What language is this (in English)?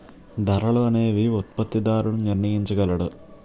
Telugu